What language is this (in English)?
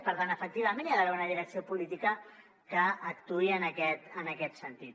Catalan